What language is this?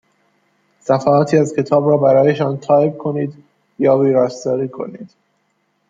Persian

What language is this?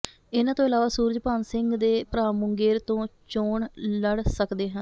Punjabi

